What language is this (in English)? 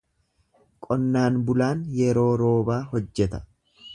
Oromo